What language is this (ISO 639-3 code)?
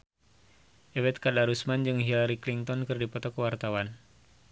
sun